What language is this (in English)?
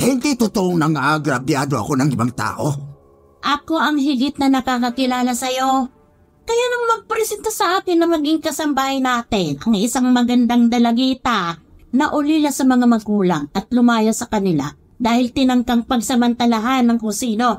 Filipino